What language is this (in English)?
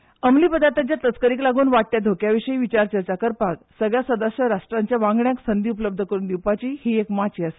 Konkani